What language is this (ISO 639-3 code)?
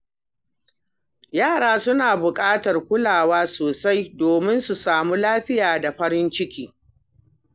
hau